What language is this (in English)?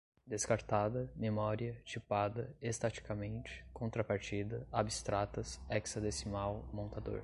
Portuguese